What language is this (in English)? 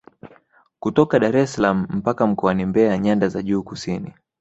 Swahili